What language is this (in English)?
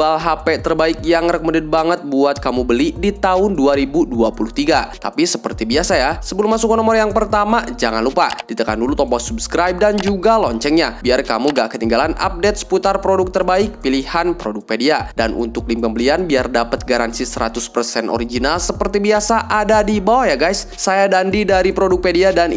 Indonesian